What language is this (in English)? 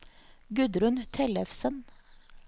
Norwegian